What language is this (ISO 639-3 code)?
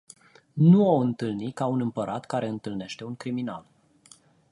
ron